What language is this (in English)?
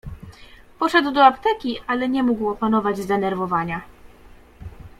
Polish